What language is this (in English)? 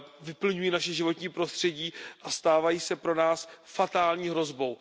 Czech